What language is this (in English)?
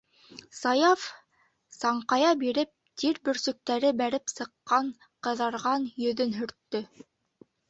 Bashkir